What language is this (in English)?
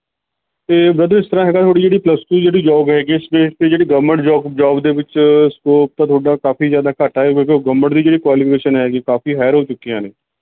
Punjabi